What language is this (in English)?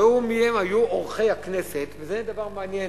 Hebrew